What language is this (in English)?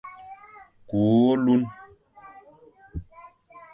Fang